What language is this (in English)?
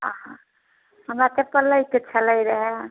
Maithili